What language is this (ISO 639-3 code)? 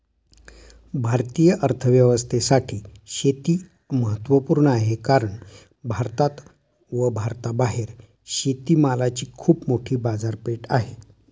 mar